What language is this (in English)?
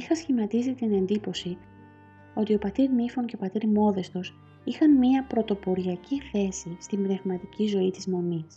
Greek